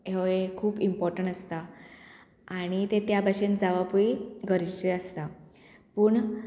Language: Konkani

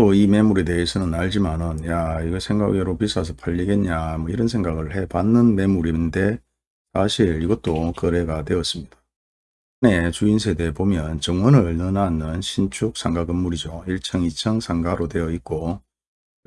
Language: Korean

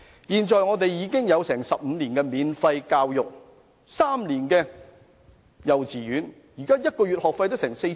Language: Cantonese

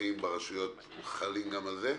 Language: Hebrew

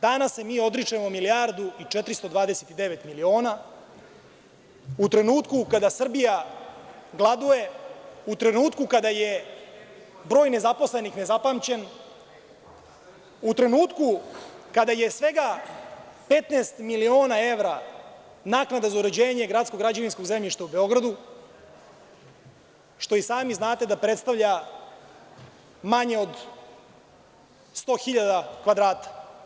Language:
Serbian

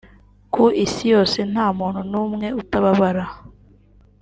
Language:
Kinyarwanda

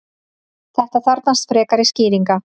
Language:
Icelandic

